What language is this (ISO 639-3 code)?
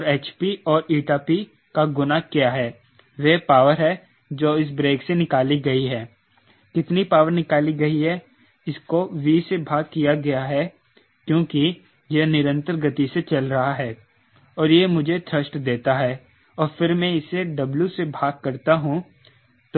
hin